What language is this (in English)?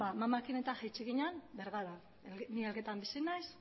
Basque